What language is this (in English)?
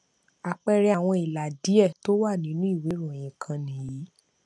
Yoruba